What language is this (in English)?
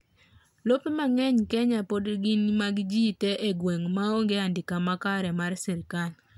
Luo (Kenya and Tanzania)